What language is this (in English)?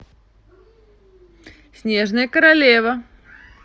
Russian